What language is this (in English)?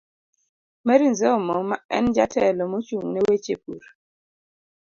Luo (Kenya and Tanzania)